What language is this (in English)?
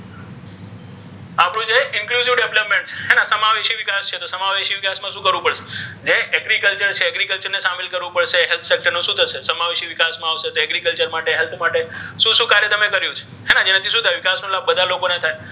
Gujarati